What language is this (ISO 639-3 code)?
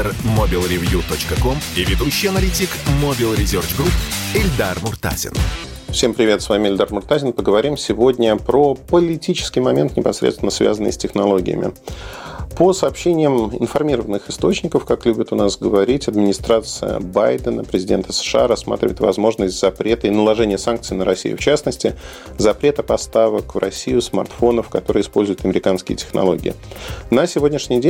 rus